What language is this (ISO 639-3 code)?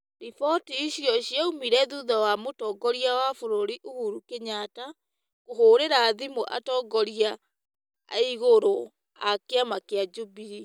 kik